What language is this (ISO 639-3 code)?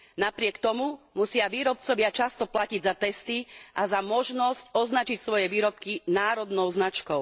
slk